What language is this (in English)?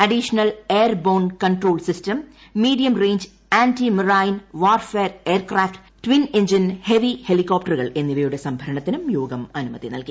Malayalam